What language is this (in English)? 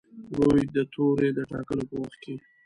Pashto